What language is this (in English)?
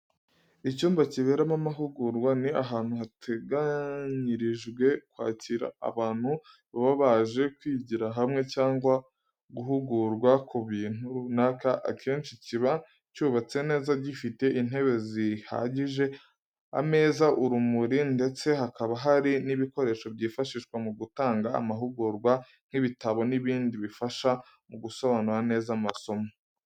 Kinyarwanda